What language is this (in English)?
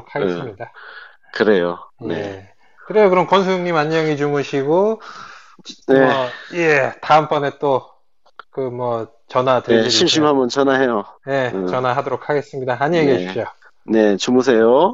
Korean